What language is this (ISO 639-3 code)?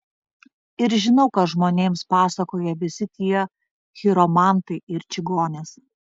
lit